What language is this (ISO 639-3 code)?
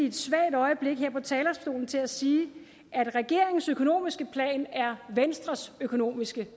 dan